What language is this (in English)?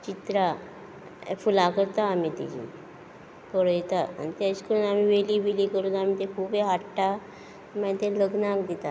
Konkani